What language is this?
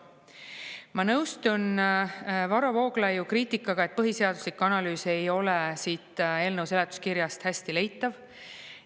Estonian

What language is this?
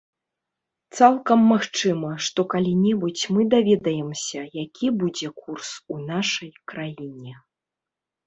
Belarusian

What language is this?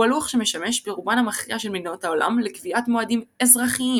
Hebrew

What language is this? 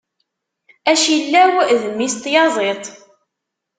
Kabyle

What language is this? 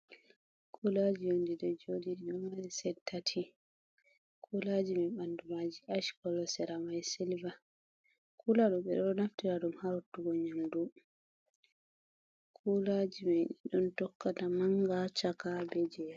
Fula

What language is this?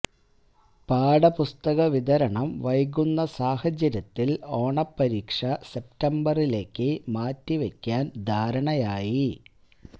Malayalam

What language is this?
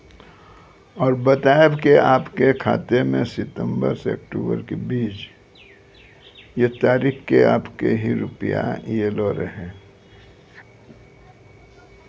Maithili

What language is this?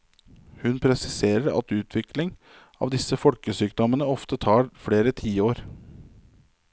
Norwegian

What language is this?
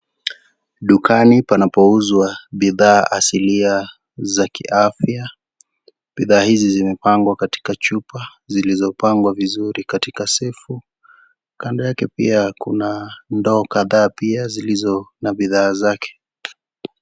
Swahili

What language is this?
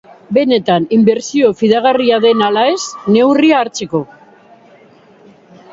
Basque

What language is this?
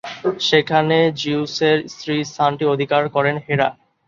Bangla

